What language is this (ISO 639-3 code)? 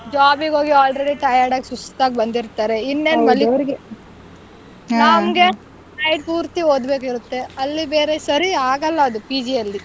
kan